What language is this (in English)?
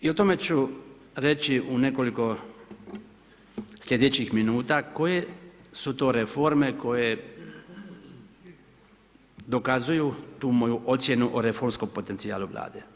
Croatian